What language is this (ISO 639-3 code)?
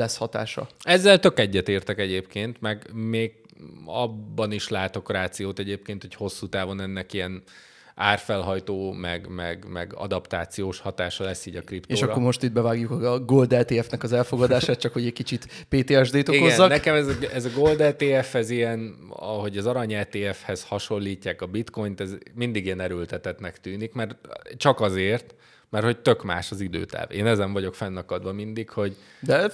hun